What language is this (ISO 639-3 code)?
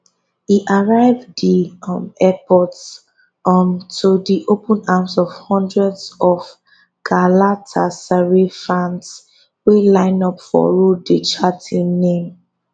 pcm